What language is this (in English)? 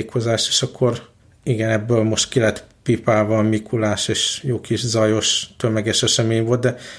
Hungarian